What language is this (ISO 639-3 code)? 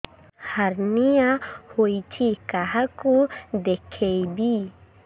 ori